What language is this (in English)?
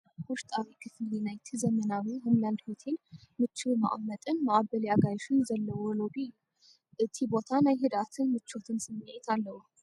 Tigrinya